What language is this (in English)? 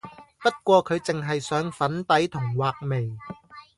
Cantonese